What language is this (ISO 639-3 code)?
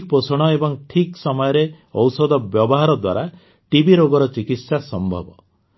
ori